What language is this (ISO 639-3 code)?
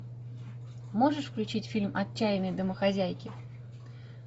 rus